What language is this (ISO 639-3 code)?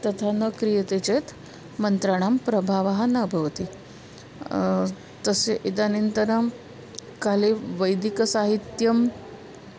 san